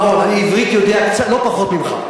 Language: Hebrew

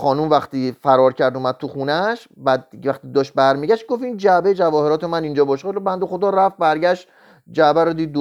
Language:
Persian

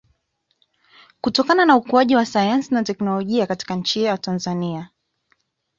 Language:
Swahili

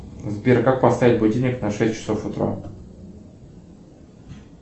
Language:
Russian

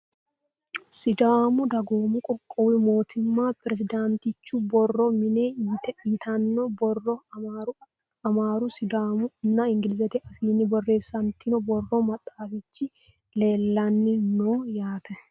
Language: Sidamo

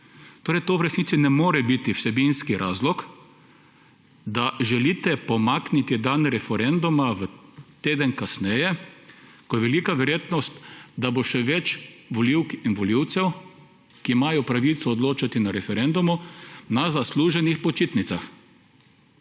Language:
Slovenian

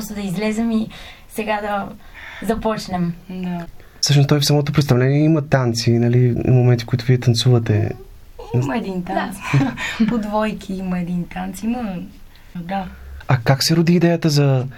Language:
Bulgarian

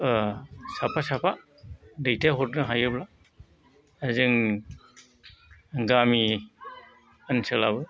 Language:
Bodo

